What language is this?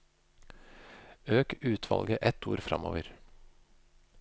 Norwegian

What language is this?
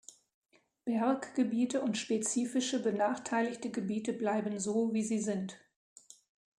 German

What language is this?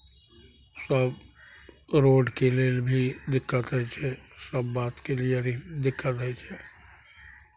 Maithili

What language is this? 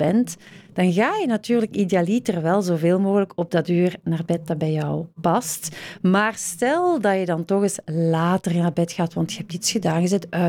Dutch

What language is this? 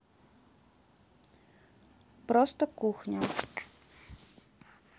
Russian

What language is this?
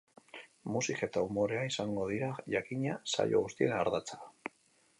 Basque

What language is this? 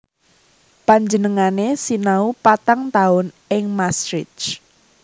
Javanese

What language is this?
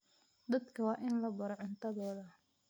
Somali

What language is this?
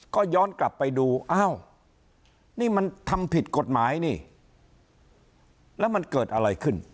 Thai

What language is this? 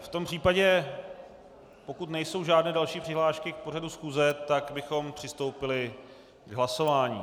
Czech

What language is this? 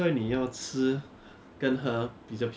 English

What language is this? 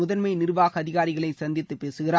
Tamil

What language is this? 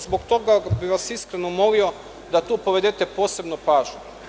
Serbian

